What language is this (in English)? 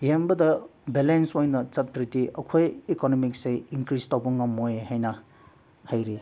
Manipuri